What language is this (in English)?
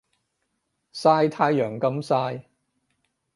Cantonese